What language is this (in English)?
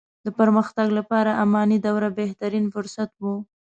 Pashto